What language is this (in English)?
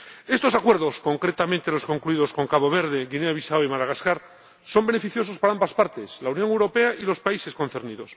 Spanish